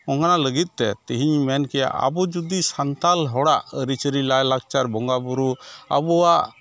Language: Santali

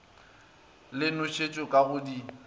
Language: Northern Sotho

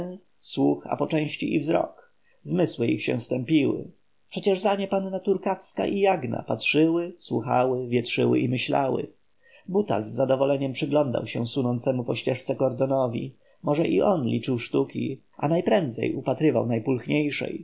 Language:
Polish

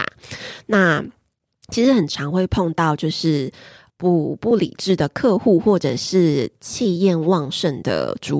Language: Chinese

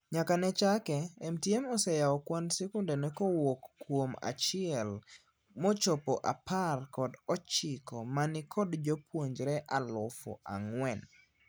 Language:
Luo (Kenya and Tanzania)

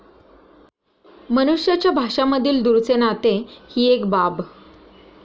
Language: Marathi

